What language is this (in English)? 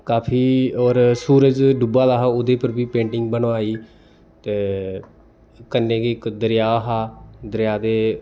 Dogri